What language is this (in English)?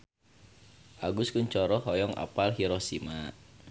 Sundanese